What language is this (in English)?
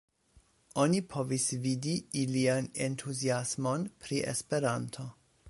Esperanto